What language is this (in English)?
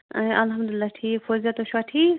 Kashmiri